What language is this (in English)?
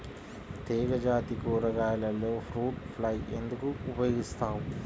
Telugu